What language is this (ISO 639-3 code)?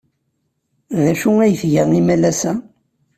kab